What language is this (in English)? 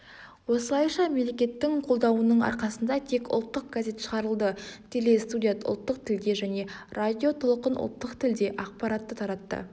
Kazakh